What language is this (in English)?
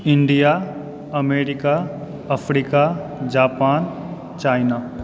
Maithili